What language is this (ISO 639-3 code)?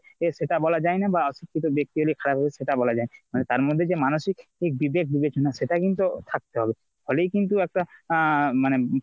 ben